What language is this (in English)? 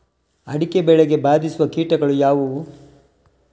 Kannada